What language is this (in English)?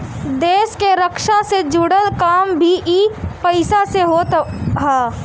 Bhojpuri